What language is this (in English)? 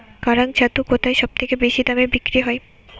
Bangla